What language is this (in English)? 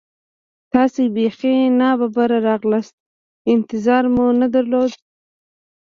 Pashto